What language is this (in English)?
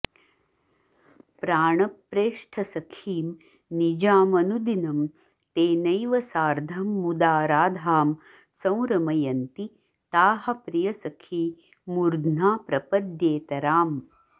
Sanskrit